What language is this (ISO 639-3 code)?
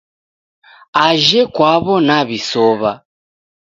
dav